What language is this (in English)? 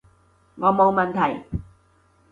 Cantonese